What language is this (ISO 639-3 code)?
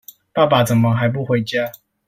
zho